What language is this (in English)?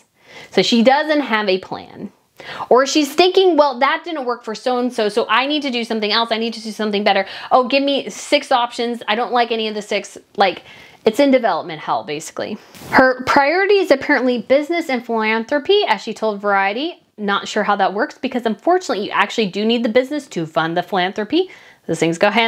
English